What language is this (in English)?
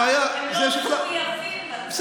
Hebrew